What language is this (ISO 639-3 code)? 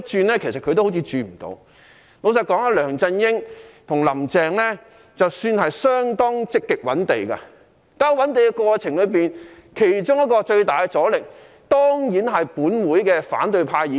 yue